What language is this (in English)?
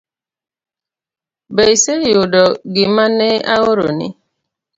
Luo (Kenya and Tanzania)